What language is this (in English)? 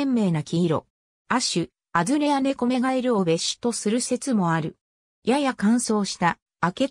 Japanese